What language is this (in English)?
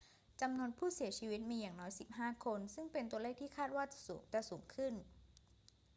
Thai